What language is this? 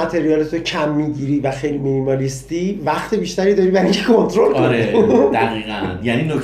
Persian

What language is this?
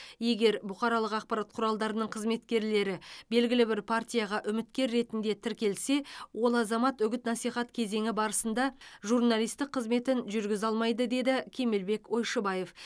Kazakh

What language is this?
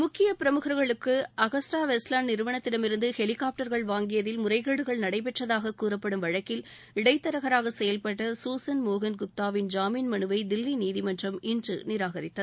Tamil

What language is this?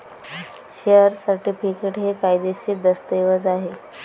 Marathi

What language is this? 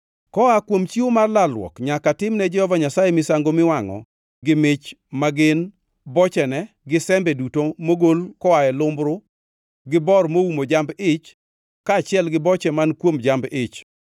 Luo (Kenya and Tanzania)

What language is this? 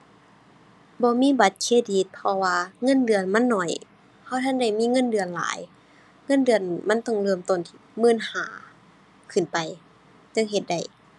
Thai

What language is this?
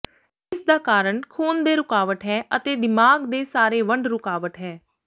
Punjabi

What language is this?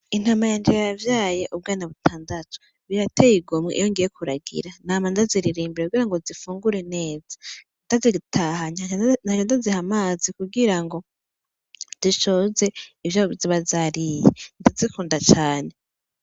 Rundi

